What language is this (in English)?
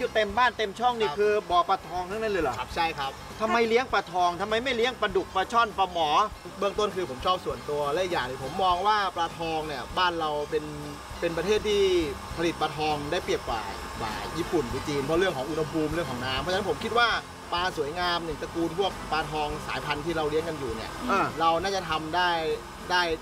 Thai